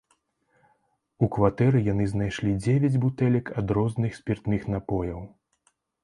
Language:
Belarusian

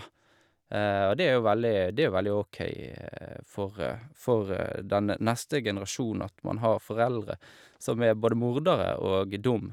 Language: Norwegian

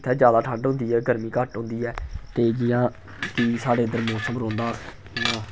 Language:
Dogri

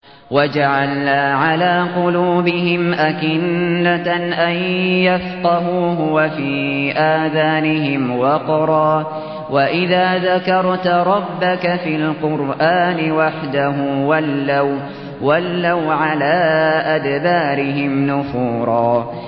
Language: Arabic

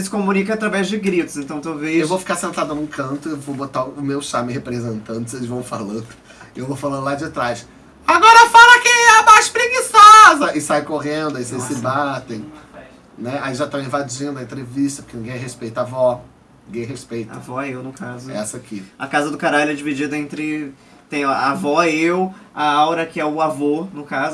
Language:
Portuguese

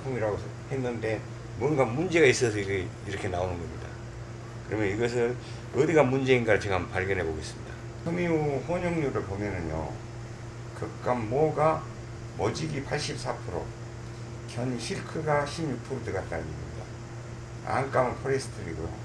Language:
Korean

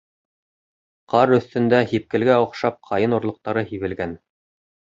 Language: Bashkir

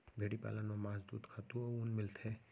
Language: Chhattisgarhi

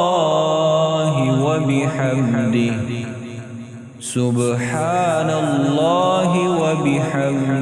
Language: Arabic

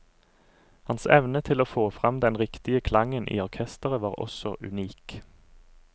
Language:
Norwegian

